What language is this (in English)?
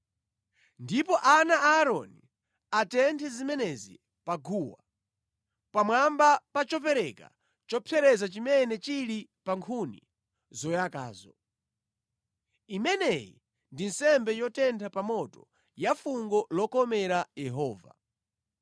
Nyanja